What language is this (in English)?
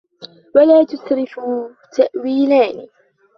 Arabic